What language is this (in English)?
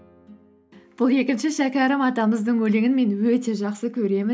Kazakh